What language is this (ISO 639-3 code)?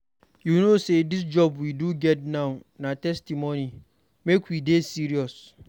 pcm